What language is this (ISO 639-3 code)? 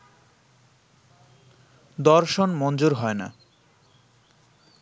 ben